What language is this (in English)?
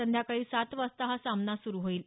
Marathi